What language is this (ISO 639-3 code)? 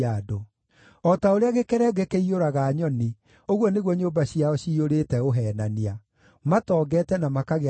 kik